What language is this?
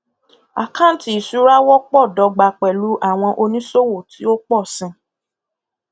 Yoruba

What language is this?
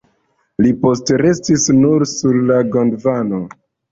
Esperanto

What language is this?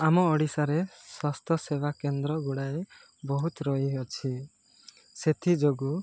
Odia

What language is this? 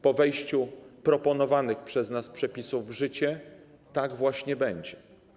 Polish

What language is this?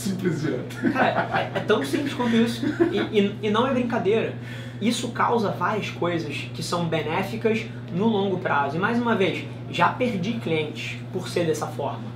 Portuguese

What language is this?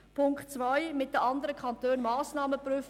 Swiss German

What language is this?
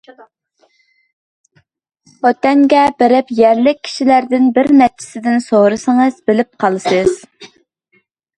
Uyghur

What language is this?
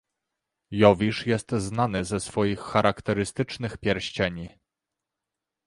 Polish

